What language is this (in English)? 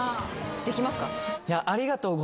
Japanese